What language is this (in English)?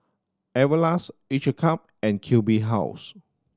English